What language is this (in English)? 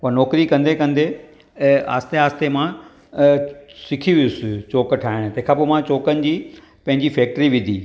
Sindhi